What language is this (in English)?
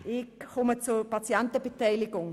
Swiss German